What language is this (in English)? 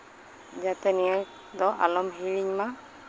Santali